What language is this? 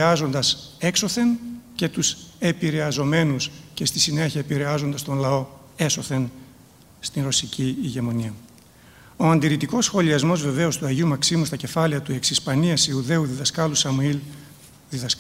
Greek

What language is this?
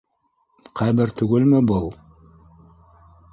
Bashkir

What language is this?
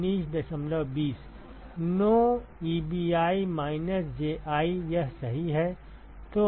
Hindi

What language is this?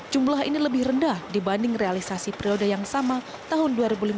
Indonesian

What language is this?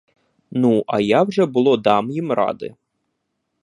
Ukrainian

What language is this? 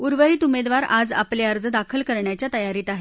Marathi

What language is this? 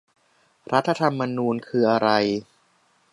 Thai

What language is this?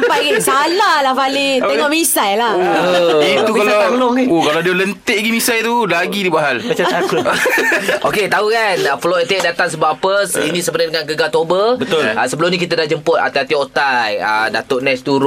Malay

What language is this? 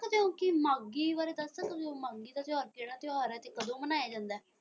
Punjabi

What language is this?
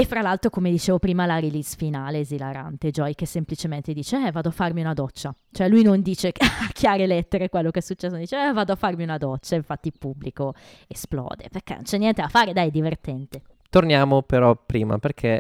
Italian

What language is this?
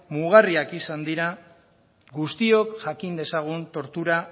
Basque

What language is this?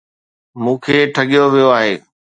Sindhi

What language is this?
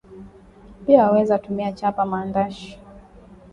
Swahili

